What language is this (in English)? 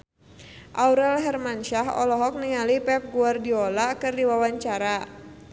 Sundanese